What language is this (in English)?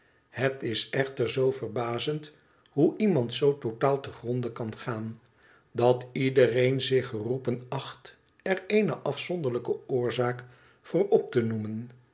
Dutch